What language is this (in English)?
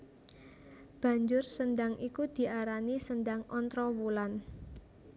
Javanese